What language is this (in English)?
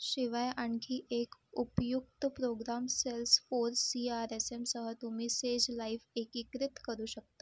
Marathi